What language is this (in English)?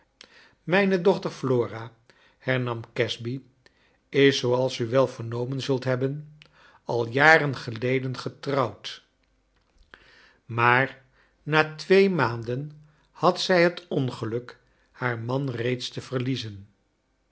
Dutch